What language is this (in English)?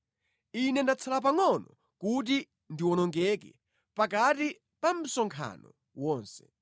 Nyanja